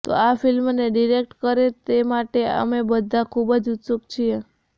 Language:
Gujarati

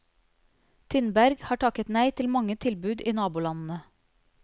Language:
Norwegian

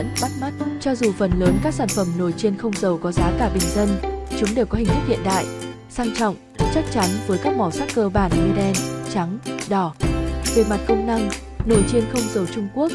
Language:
Vietnamese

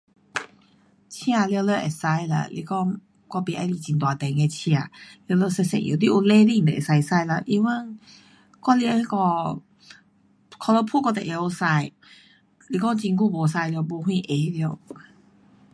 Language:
Pu-Xian Chinese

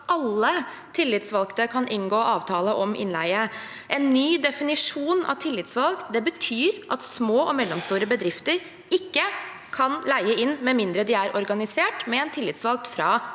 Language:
Norwegian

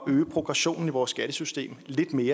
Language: Danish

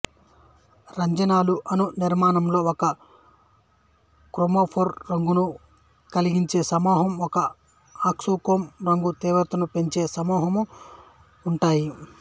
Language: Telugu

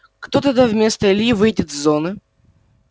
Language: Russian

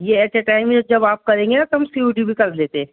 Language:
Urdu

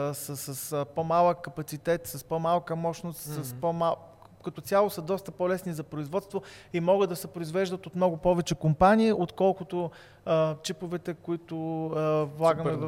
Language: Bulgarian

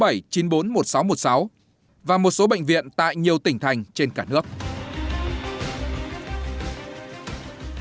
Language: Vietnamese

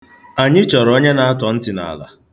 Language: Igbo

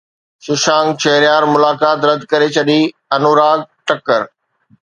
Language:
Sindhi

